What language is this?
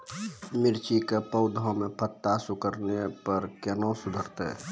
Maithili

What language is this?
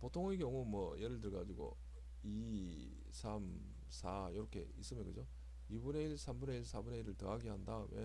Korean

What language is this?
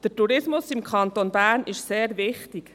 Swiss German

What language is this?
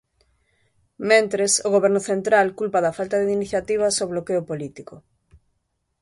Galician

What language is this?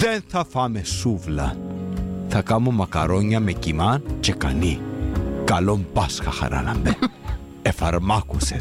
Greek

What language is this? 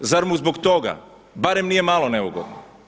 Croatian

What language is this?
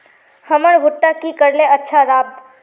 Magahi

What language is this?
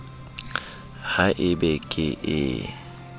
Southern Sotho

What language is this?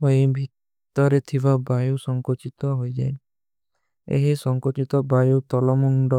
Kui (India)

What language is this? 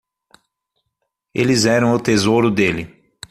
Portuguese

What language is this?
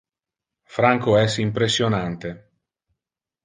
Interlingua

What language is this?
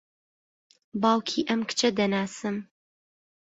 Central Kurdish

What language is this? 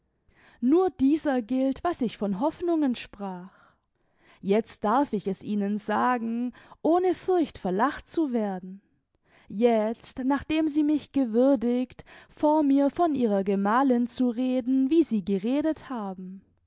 German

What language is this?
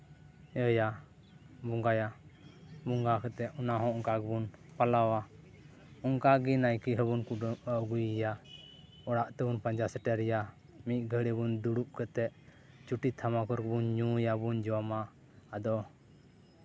Santali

